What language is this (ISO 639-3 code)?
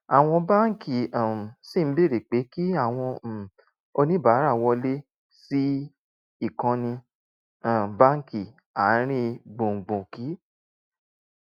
yor